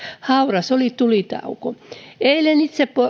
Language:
Finnish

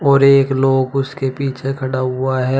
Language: Hindi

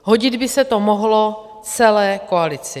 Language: Czech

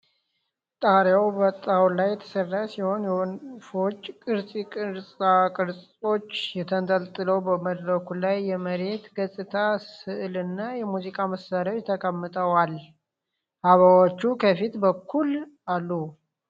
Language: Amharic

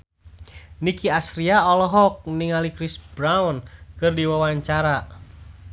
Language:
Sundanese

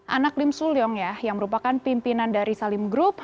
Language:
Indonesian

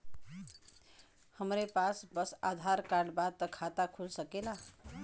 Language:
Bhojpuri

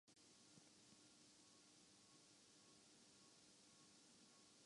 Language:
Urdu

